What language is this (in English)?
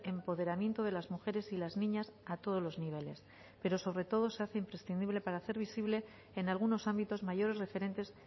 Spanish